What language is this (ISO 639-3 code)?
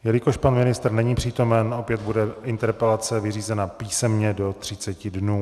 ces